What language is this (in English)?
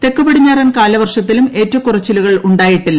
Malayalam